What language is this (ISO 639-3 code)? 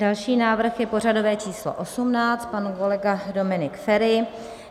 ces